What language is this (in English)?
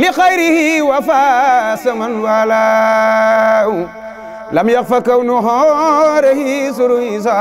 Arabic